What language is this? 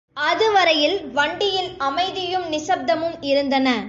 Tamil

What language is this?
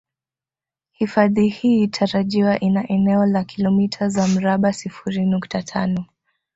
Swahili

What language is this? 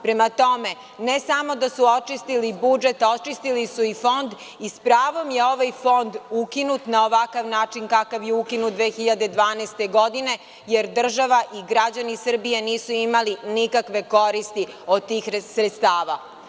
Serbian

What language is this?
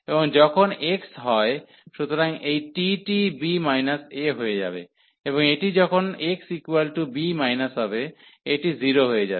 Bangla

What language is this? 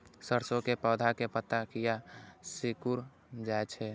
Maithili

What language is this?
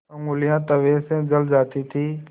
Hindi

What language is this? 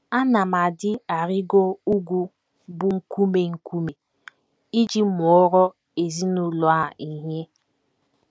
Igbo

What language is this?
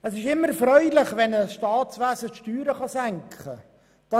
Swiss German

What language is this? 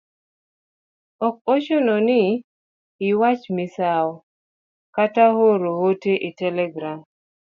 Luo (Kenya and Tanzania)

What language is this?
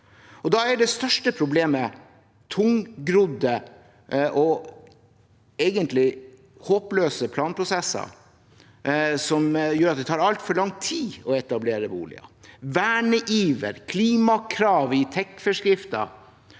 Norwegian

